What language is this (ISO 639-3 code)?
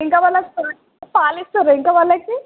tel